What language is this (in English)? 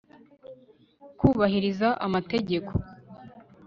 Kinyarwanda